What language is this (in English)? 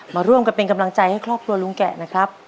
Thai